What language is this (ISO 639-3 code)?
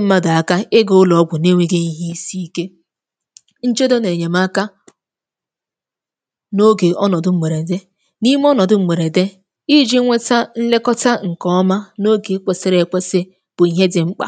ibo